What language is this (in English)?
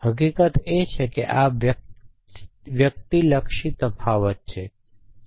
Gujarati